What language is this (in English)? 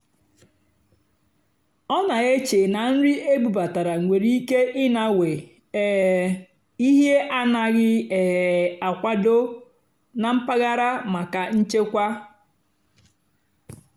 Igbo